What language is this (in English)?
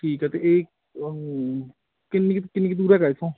Punjabi